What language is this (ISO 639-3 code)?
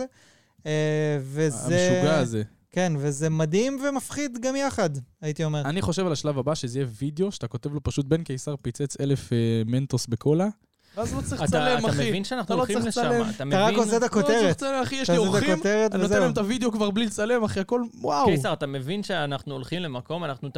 heb